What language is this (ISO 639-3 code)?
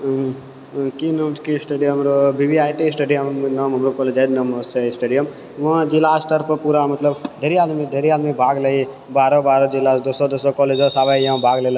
mai